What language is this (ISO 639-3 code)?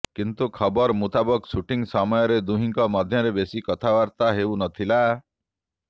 ori